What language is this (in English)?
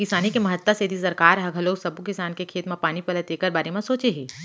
Chhattisgarhi